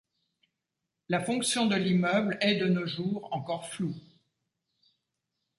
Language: French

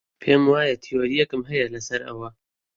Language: Central Kurdish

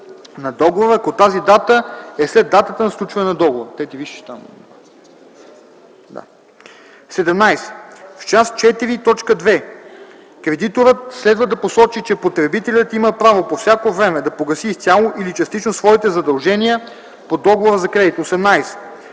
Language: Bulgarian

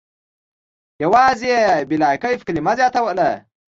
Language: Pashto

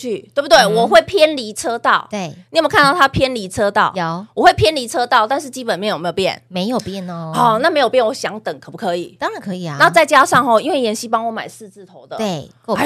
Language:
Chinese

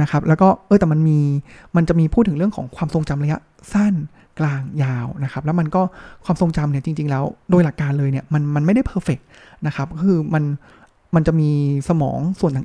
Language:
Thai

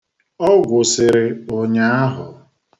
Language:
Igbo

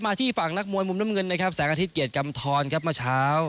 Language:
Thai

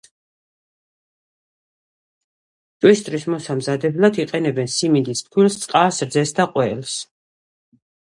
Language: Georgian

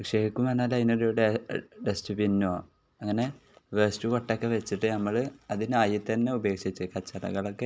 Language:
Malayalam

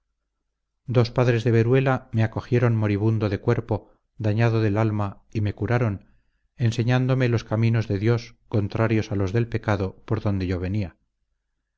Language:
Spanish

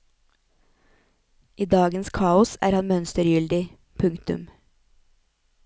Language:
Norwegian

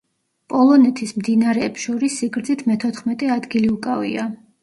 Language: Georgian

